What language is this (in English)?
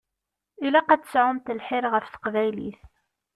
Kabyle